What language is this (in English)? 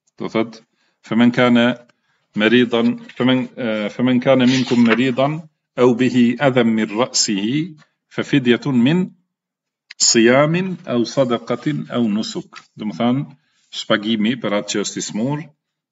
Arabic